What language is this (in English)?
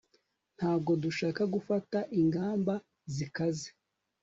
Kinyarwanda